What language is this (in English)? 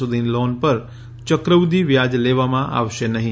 Gujarati